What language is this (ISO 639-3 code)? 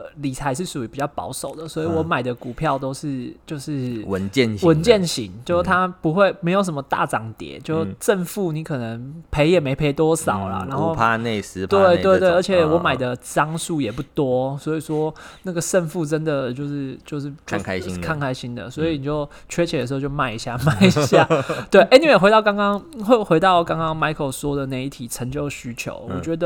zho